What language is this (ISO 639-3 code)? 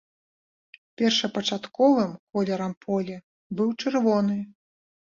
bel